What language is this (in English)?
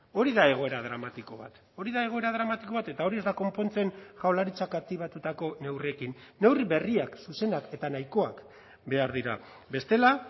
Basque